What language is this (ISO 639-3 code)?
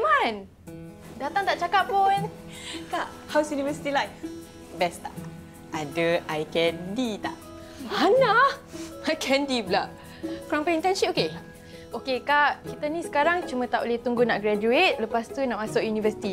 msa